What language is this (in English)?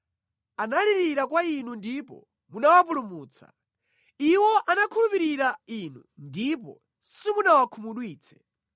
Nyanja